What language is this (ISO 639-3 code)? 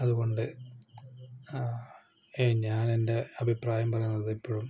mal